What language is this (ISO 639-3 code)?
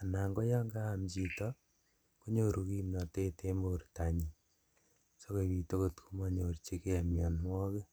kln